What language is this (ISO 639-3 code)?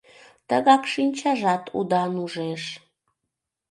chm